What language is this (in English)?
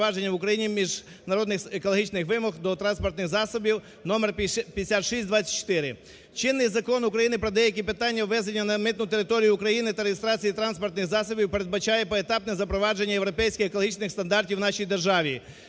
Ukrainian